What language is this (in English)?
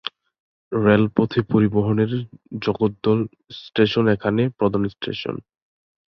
Bangla